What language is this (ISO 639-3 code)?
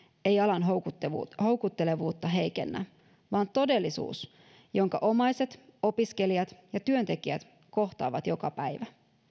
fin